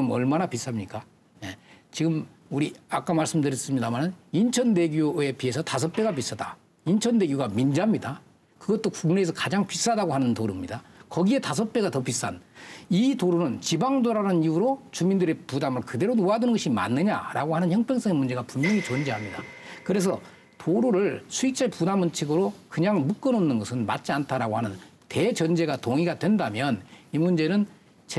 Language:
Korean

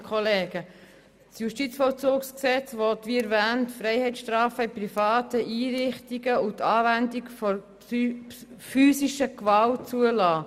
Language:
Swiss German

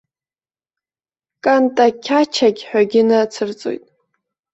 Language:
Abkhazian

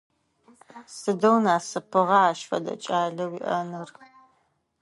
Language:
Adyghe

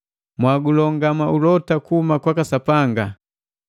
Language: Matengo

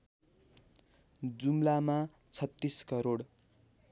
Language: Nepali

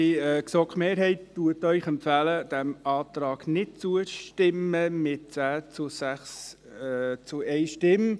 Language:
Swiss German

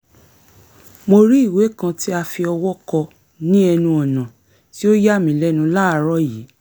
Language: Yoruba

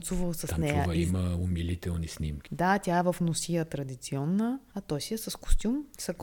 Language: Bulgarian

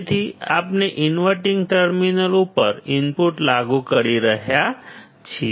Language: Gujarati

